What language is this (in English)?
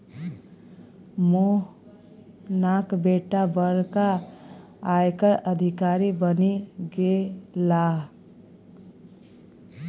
Maithili